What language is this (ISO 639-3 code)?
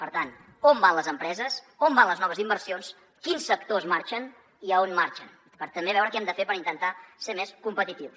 cat